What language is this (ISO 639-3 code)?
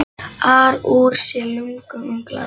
isl